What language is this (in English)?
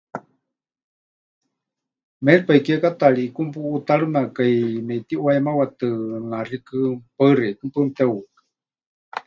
Huichol